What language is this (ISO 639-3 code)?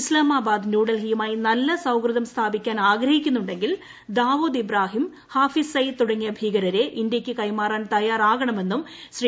mal